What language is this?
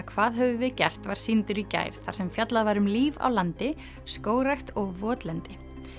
Icelandic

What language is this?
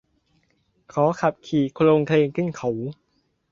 Thai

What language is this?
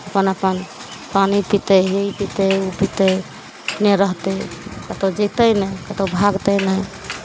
Maithili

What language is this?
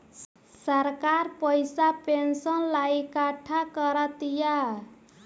Bhojpuri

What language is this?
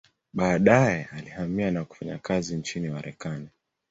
Swahili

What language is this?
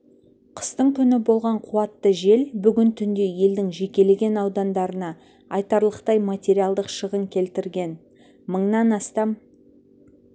Kazakh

